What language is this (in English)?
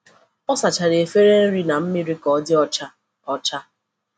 Igbo